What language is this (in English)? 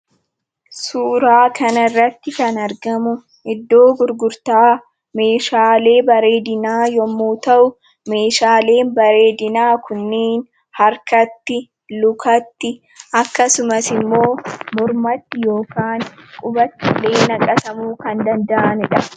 Oromo